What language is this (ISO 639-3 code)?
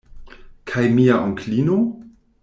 epo